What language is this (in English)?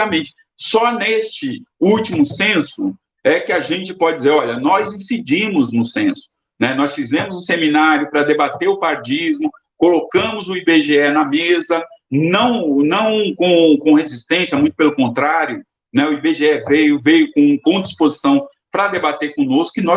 Portuguese